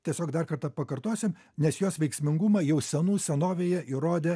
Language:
Lithuanian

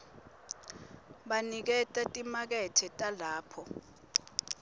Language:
Swati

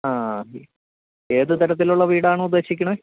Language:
Malayalam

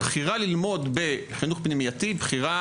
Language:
Hebrew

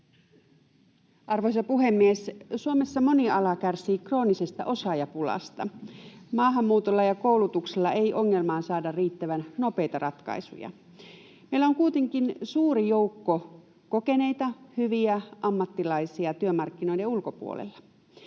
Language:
Finnish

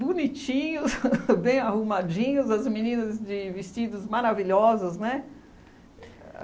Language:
Portuguese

